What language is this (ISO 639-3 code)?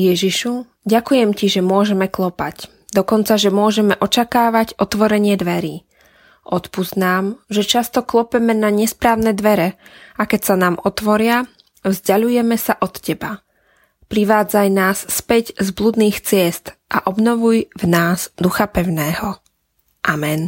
slk